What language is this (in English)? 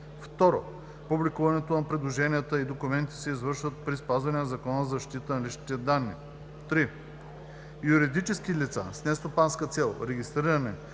Bulgarian